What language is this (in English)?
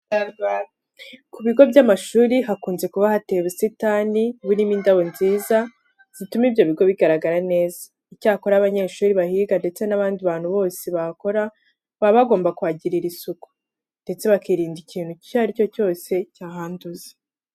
Kinyarwanda